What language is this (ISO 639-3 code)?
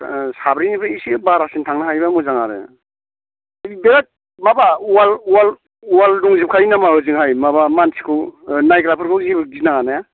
brx